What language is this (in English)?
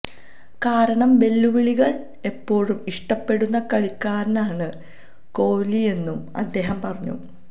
Malayalam